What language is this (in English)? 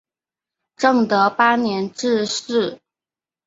Chinese